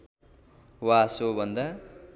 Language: Nepali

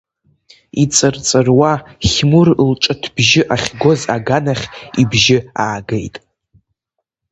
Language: Abkhazian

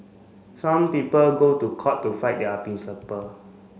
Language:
English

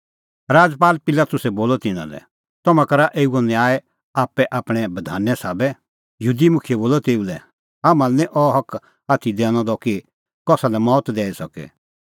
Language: Kullu Pahari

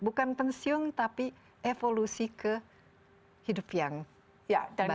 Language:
Indonesian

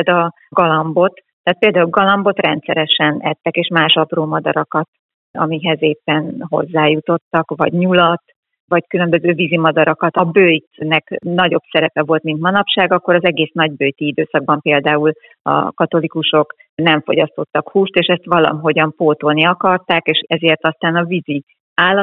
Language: Hungarian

